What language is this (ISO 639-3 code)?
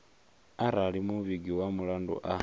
ven